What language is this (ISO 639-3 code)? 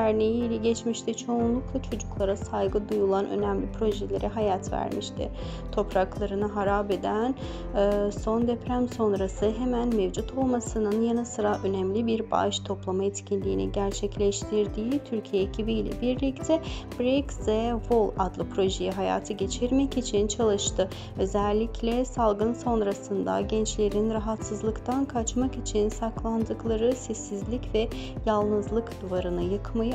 tur